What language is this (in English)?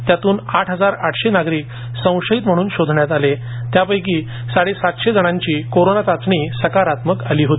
Marathi